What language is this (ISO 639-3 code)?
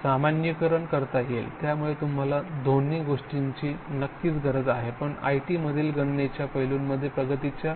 mar